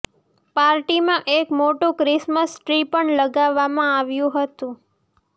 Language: Gujarati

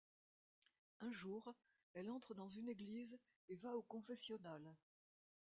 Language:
French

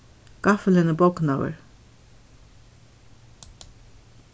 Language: Faroese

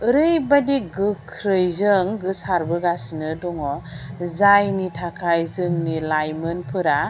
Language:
Bodo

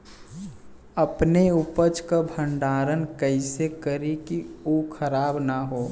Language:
Bhojpuri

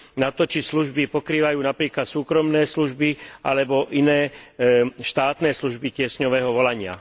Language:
Slovak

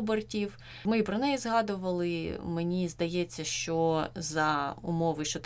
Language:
Ukrainian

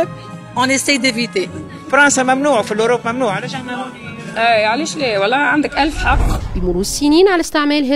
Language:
Arabic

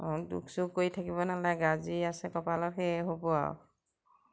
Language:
Assamese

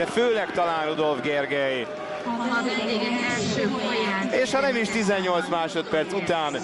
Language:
Hungarian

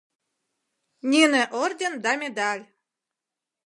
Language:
Mari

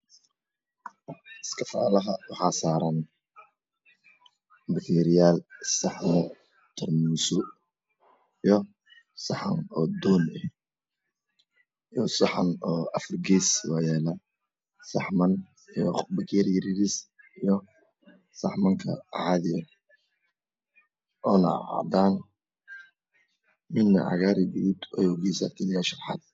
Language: Somali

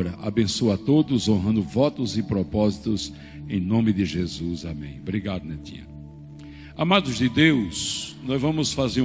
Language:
Portuguese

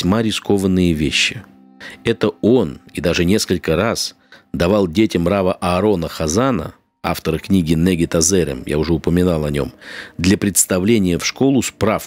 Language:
Russian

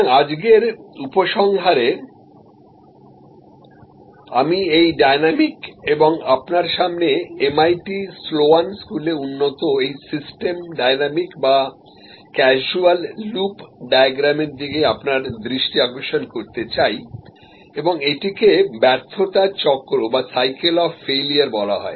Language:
Bangla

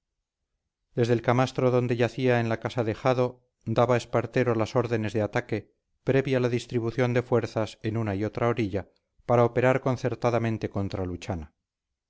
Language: Spanish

